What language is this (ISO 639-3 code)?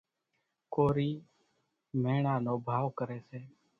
gjk